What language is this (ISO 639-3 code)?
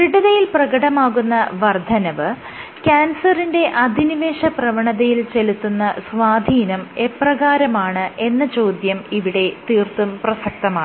mal